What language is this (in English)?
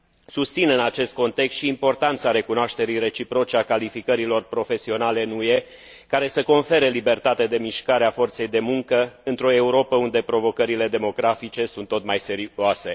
Romanian